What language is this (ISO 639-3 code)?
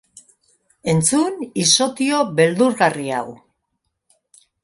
eus